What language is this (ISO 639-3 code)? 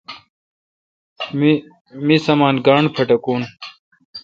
xka